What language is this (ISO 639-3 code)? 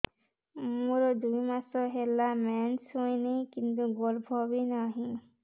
ori